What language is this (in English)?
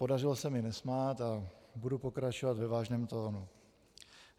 Czech